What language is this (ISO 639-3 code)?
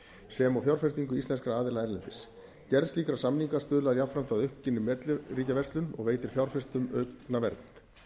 isl